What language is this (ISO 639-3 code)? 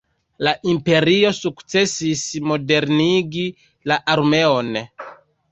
epo